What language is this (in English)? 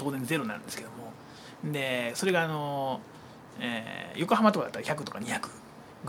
Japanese